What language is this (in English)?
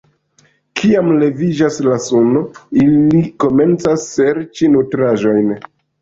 Esperanto